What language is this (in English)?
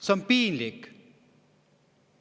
Estonian